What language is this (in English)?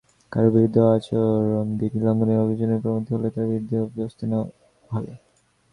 Bangla